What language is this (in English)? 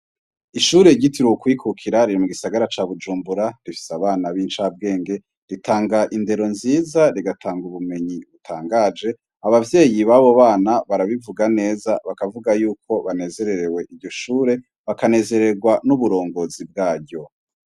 Rundi